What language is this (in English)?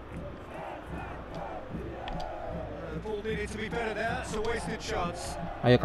Indonesian